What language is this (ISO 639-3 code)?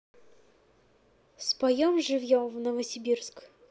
rus